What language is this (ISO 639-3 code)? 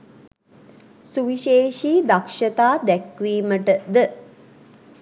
sin